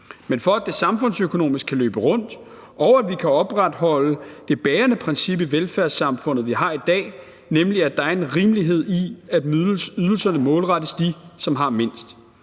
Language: Danish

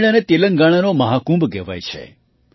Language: Gujarati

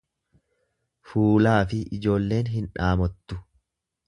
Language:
Oromo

